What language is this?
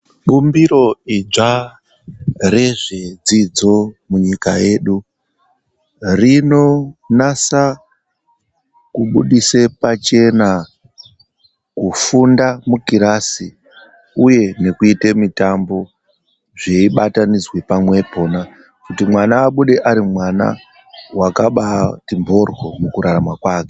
Ndau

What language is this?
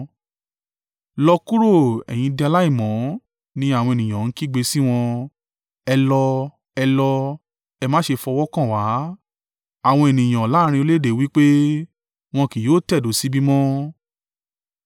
Yoruba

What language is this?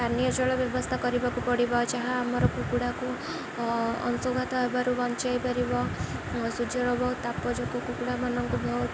Odia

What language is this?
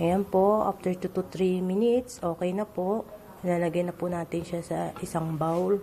Filipino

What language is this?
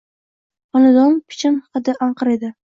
Uzbek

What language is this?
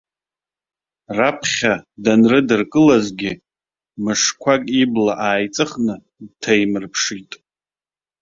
Abkhazian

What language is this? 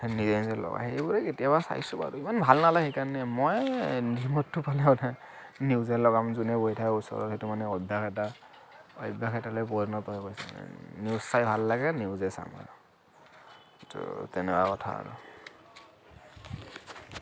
Assamese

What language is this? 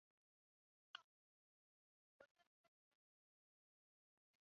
Chinese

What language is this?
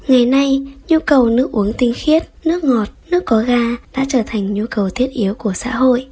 Vietnamese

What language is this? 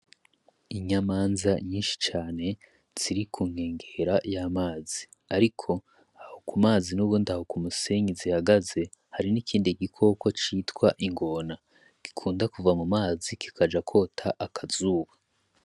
Rundi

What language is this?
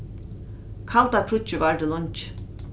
Faroese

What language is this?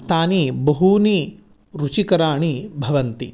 Sanskrit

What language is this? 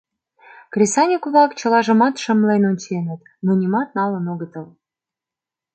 Mari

